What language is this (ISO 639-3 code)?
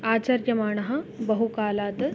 san